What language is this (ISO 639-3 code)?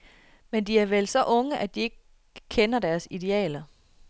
dan